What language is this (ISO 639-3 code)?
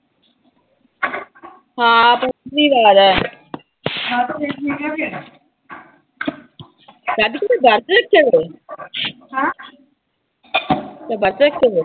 pan